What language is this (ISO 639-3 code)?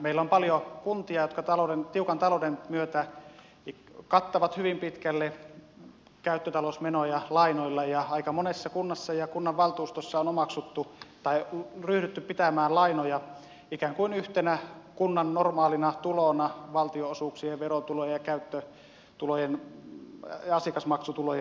fin